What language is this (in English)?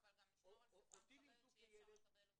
Hebrew